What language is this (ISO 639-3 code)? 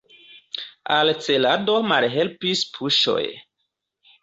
epo